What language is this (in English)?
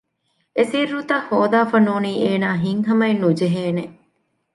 Divehi